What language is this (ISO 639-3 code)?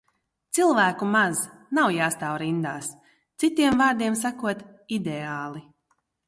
lav